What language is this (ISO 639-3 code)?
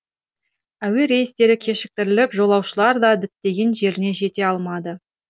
kaz